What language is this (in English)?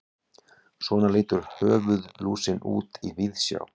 Icelandic